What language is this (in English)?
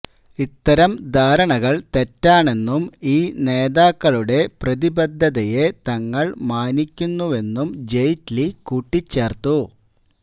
Malayalam